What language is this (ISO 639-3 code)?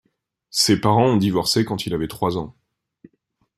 fra